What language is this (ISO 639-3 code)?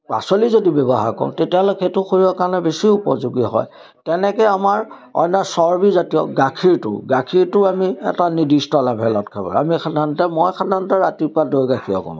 asm